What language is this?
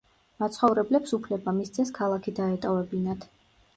Georgian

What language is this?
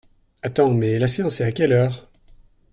French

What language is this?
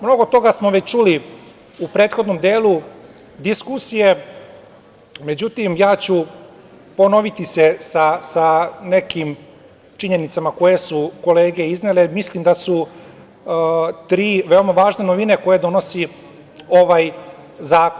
Serbian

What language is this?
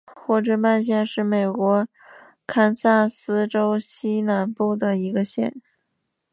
Chinese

